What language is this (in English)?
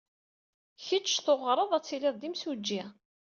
Kabyle